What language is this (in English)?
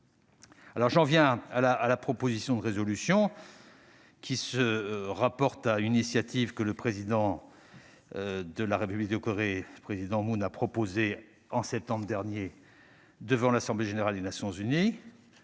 French